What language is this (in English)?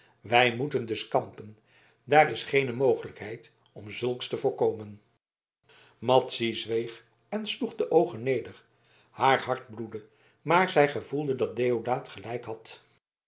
Dutch